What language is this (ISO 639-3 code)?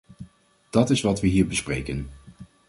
nld